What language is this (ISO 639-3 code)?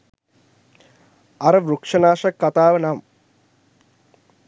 sin